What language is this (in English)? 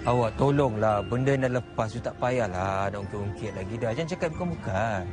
Malay